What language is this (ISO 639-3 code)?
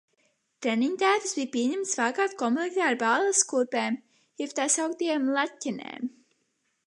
lav